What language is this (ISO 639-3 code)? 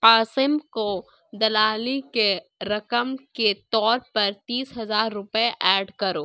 urd